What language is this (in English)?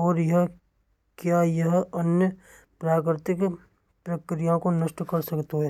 Braj